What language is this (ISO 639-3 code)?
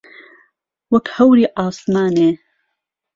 ckb